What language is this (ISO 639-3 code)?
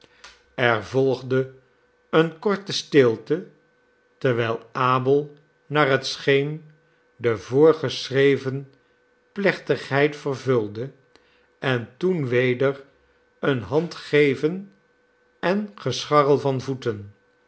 nld